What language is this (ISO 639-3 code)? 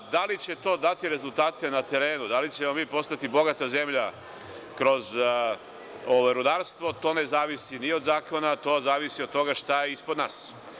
srp